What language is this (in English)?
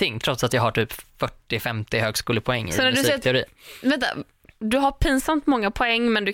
Swedish